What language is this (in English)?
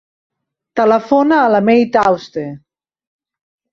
Catalan